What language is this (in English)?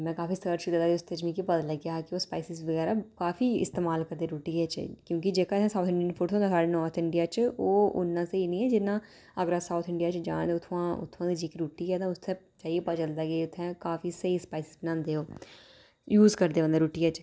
Dogri